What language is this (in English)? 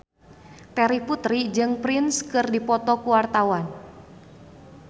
Sundanese